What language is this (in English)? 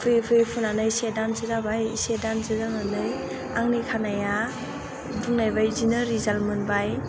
Bodo